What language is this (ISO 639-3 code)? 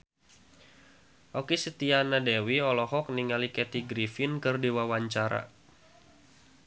sun